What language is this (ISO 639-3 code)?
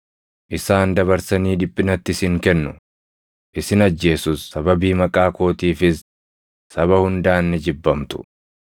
orm